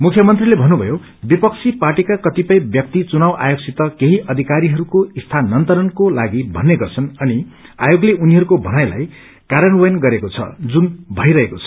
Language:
Nepali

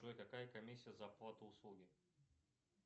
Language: Russian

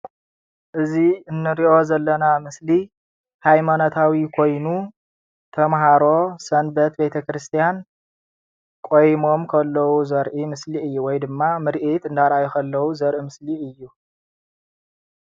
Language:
Tigrinya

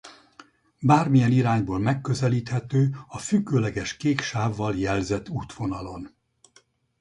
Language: Hungarian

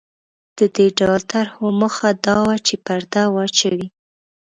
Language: Pashto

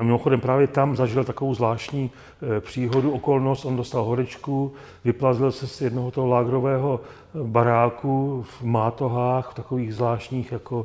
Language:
Czech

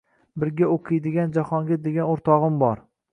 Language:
Uzbek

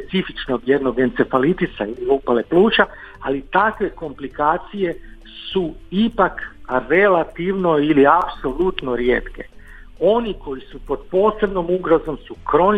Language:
Croatian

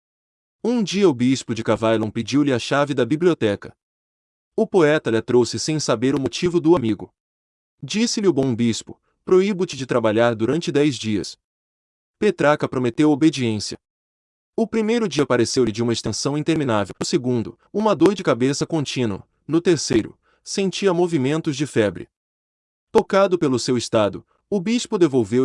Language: Portuguese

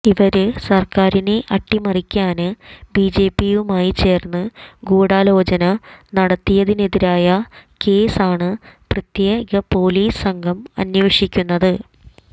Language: Malayalam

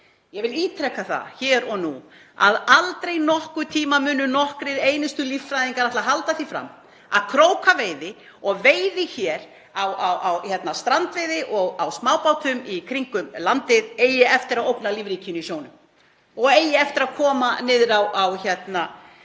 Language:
Icelandic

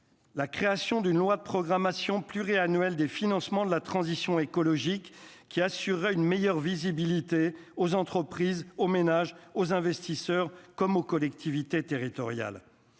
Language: French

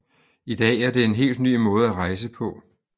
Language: Danish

